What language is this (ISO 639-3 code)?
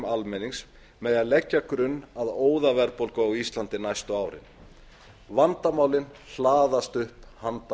isl